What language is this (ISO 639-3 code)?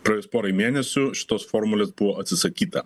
lit